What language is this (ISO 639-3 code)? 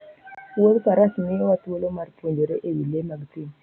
luo